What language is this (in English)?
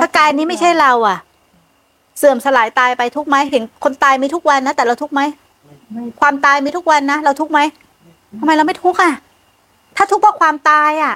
Thai